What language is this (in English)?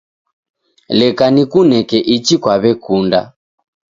Taita